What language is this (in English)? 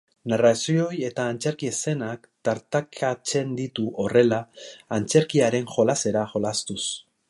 Basque